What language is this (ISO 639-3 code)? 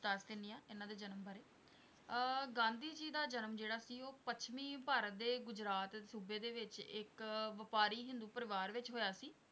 pan